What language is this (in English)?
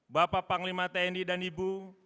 Indonesian